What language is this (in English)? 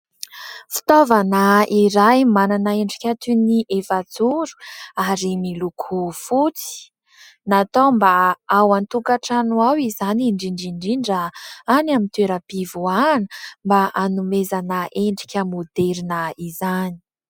Malagasy